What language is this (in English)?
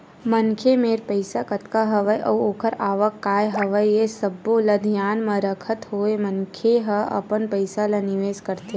Chhattisgarhi